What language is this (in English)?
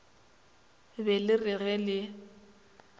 Northern Sotho